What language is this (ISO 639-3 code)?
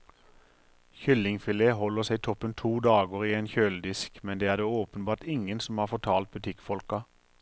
nor